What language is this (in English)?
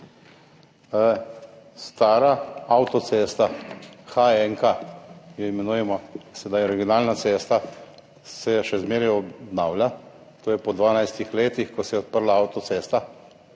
Slovenian